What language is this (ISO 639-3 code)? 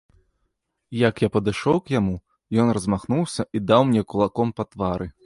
bel